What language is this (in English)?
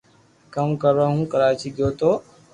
Loarki